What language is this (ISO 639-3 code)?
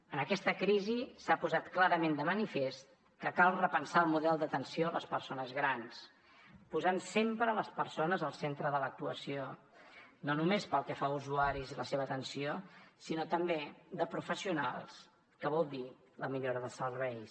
cat